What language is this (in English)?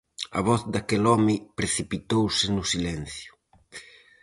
Galician